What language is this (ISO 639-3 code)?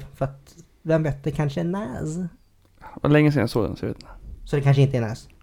swe